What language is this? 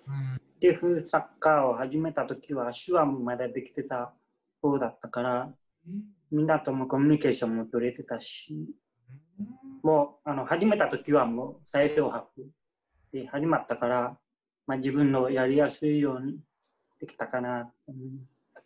Japanese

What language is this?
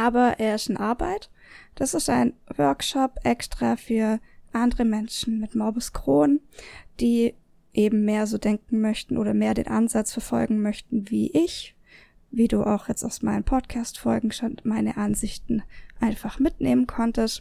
German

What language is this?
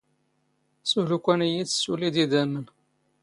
Standard Moroccan Tamazight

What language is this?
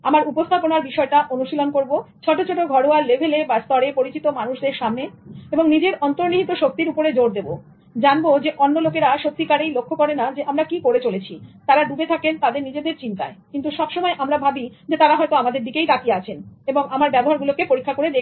Bangla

